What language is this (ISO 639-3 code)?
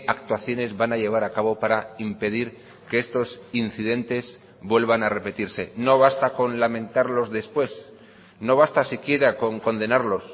spa